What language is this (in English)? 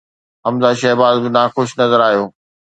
Sindhi